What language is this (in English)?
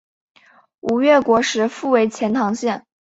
Chinese